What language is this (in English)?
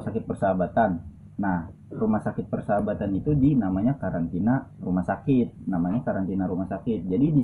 Indonesian